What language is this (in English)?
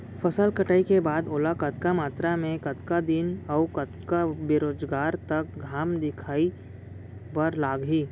Chhattisgarhi